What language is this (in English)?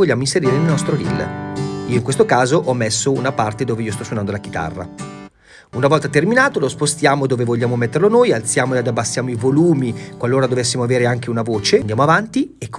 Italian